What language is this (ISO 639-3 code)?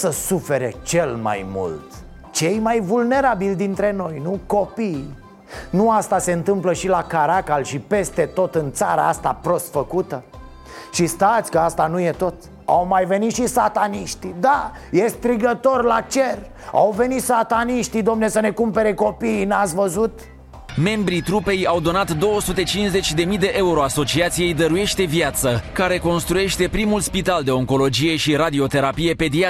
ron